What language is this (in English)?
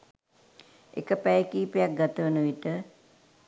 Sinhala